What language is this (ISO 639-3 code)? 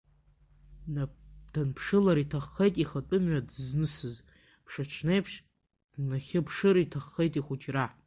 abk